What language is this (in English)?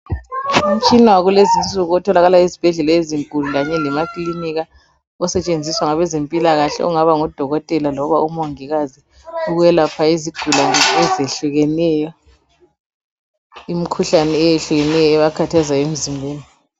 North Ndebele